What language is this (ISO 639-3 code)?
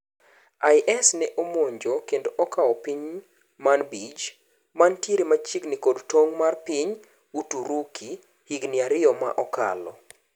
luo